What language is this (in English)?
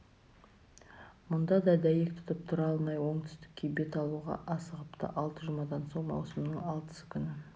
Kazakh